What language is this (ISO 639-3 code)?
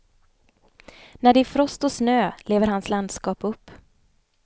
swe